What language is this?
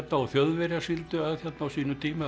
Icelandic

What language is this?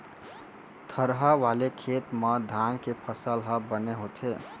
Chhattisgarhi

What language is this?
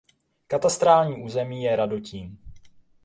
Czech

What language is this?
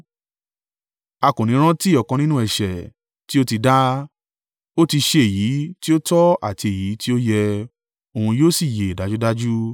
Yoruba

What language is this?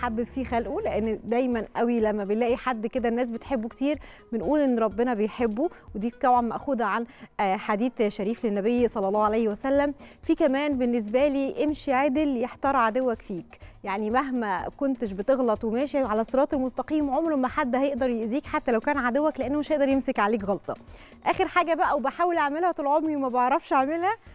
Arabic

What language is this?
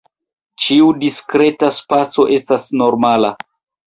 Esperanto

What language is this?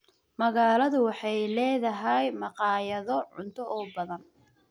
Somali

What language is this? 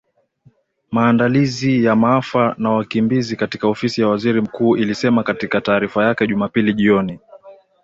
Swahili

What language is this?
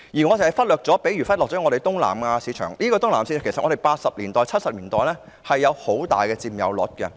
Cantonese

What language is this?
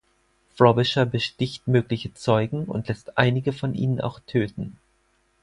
German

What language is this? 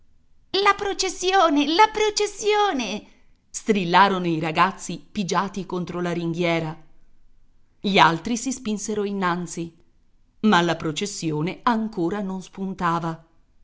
Italian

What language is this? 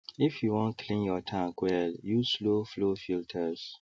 Nigerian Pidgin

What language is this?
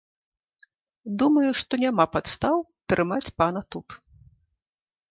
Belarusian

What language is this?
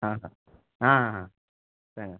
Konkani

